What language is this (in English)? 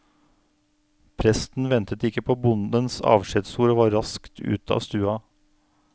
Norwegian